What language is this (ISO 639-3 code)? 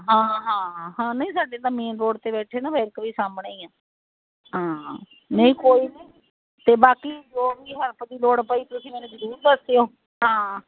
pan